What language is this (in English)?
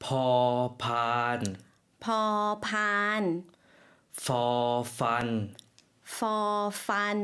Thai